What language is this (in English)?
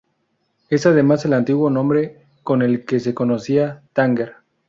Spanish